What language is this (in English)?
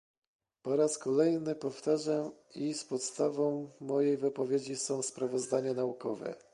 Polish